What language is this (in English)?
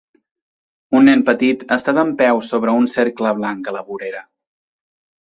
Catalan